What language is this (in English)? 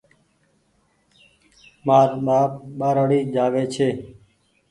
Goaria